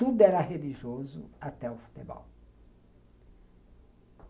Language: Portuguese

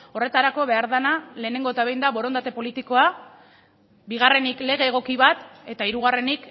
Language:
Basque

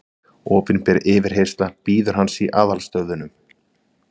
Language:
Icelandic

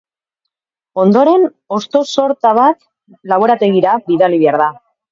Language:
Basque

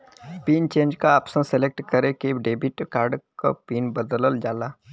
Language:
Bhojpuri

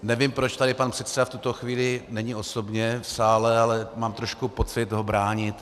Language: Czech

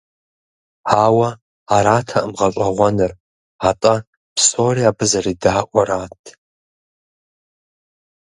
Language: Kabardian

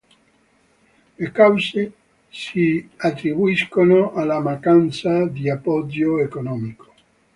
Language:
Italian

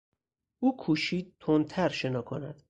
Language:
Persian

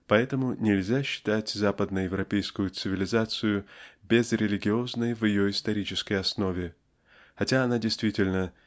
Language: Russian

